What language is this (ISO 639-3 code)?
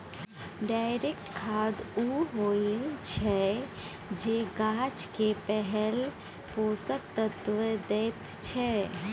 mai